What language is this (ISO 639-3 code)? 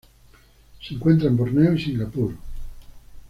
spa